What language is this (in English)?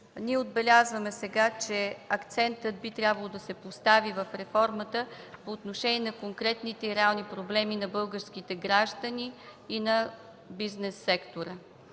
Bulgarian